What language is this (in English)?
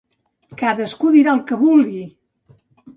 Catalan